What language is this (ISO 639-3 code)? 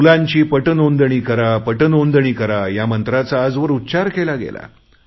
mar